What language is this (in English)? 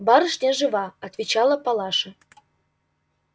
Russian